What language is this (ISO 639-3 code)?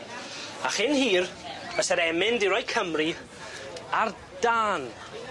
cym